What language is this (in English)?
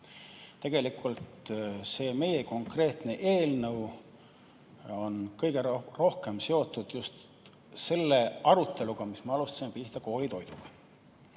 Estonian